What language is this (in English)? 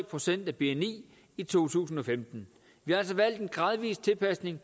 Danish